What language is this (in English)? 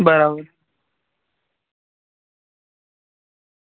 Gujarati